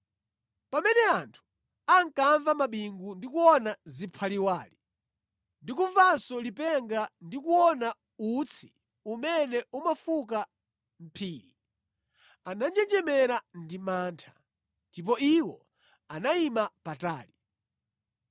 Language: Nyanja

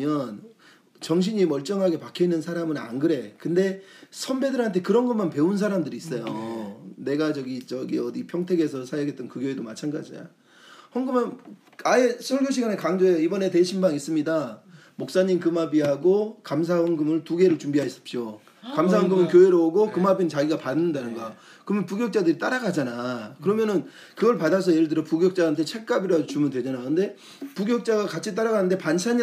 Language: Korean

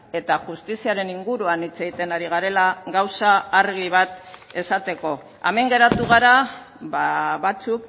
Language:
Basque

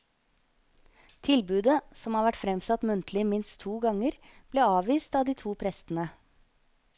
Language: Norwegian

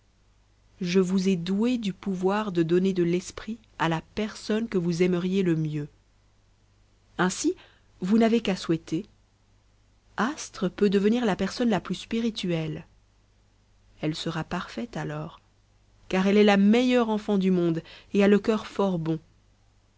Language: French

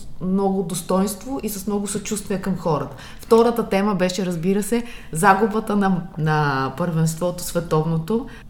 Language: Bulgarian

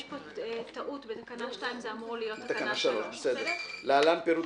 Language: Hebrew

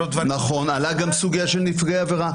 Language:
Hebrew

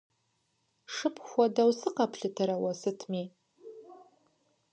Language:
Kabardian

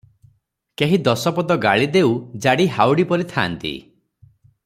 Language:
Odia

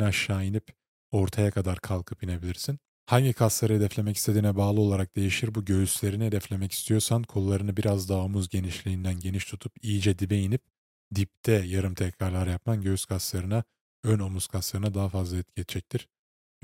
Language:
Turkish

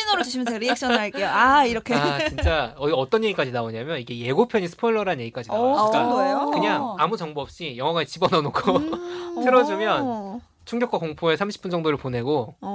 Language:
Korean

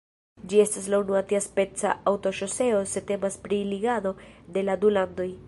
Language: Esperanto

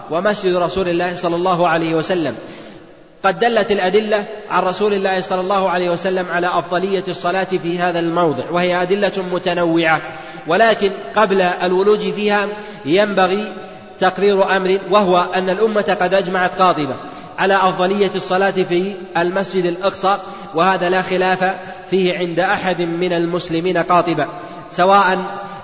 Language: Arabic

